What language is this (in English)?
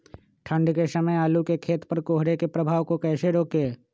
Magahi